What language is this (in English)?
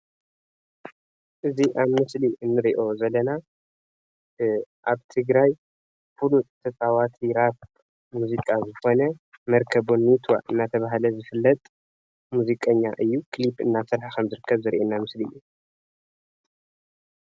Tigrinya